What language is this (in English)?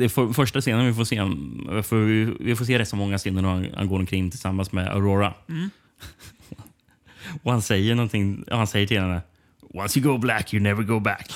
Swedish